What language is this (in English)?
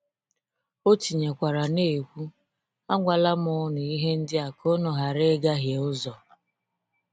Igbo